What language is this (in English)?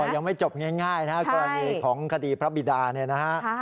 Thai